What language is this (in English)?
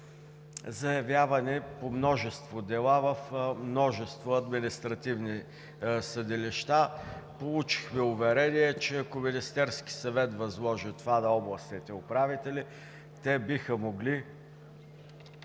Bulgarian